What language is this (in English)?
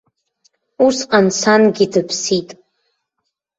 Abkhazian